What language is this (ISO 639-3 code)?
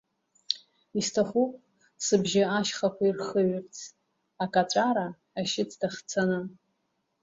abk